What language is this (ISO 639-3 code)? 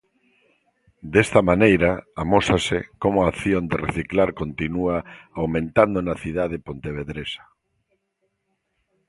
glg